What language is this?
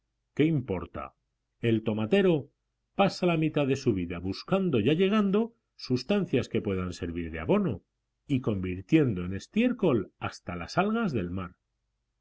Spanish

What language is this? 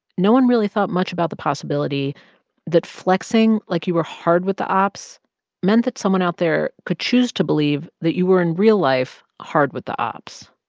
English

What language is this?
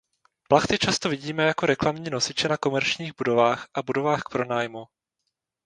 Czech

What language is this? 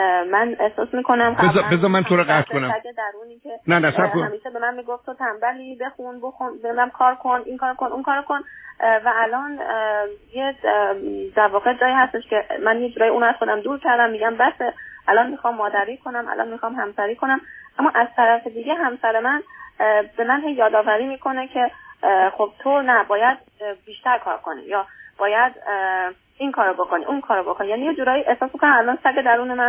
Persian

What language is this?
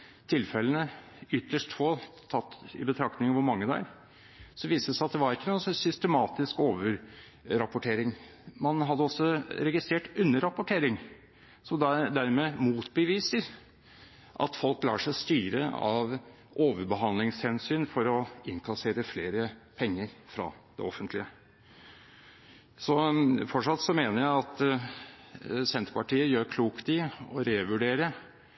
Norwegian Bokmål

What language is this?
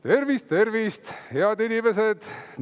Estonian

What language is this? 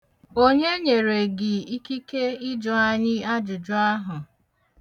Igbo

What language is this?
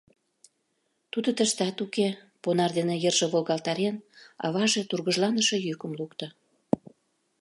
Mari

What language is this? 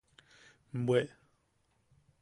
Yaqui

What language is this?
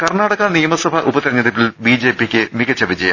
Malayalam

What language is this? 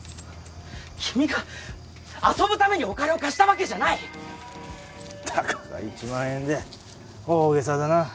Japanese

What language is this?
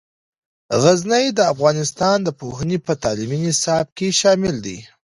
Pashto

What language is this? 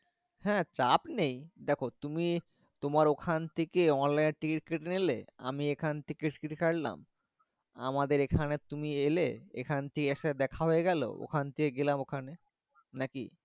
Bangla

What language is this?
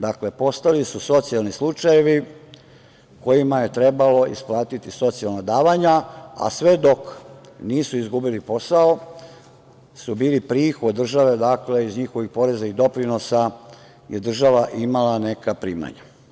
Serbian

